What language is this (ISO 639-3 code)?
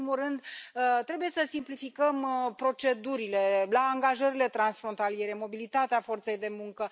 ron